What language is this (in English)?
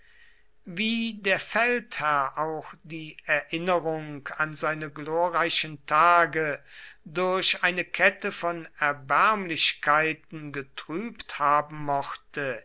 German